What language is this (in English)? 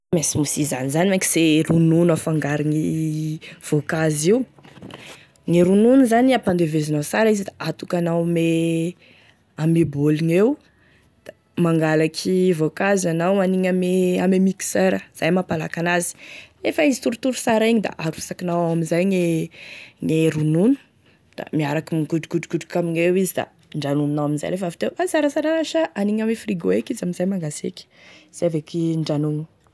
Tesaka Malagasy